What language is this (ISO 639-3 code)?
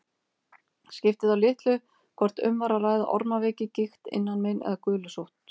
isl